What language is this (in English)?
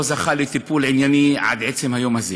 Hebrew